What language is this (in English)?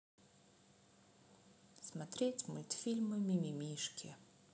Russian